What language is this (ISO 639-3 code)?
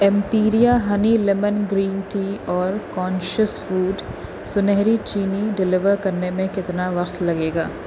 urd